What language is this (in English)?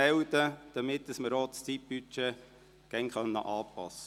Swiss German